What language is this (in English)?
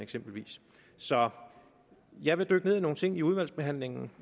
Danish